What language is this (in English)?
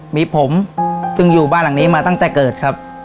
Thai